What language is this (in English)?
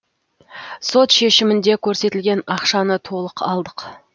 Kazakh